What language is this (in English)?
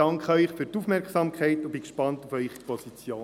Swiss German